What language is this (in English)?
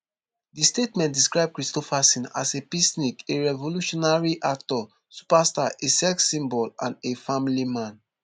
Nigerian Pidgin